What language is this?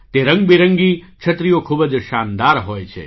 Gujarati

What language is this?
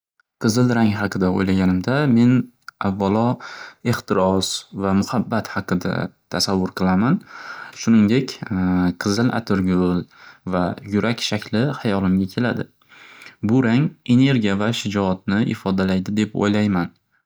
Uzbek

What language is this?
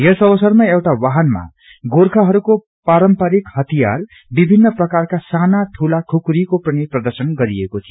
Nepali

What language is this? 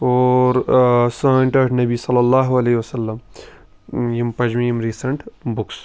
Kashmiri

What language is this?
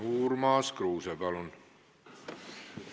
Estonian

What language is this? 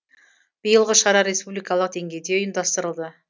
Kazakh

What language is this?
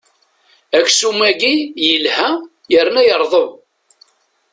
Kabyle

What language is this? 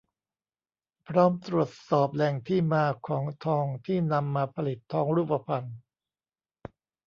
Thai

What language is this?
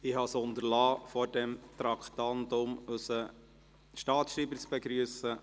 Swiss German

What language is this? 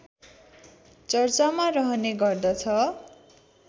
Nepali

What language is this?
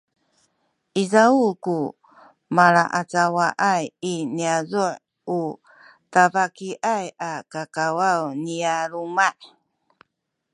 Sakizaya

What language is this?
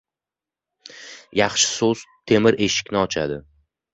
Uzbek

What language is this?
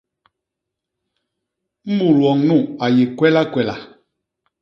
Basaa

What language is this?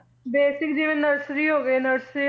Punjabi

